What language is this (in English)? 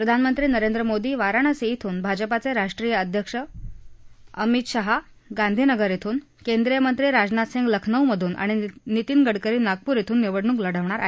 Marathi